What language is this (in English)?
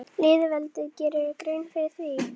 Icelandic